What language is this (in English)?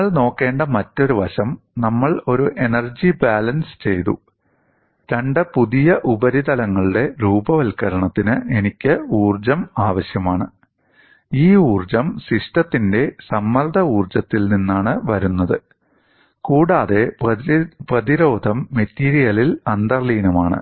Malayalam